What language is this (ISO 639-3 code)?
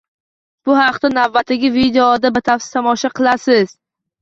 uzb